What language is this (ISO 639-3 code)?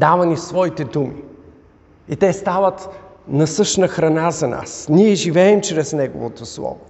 bul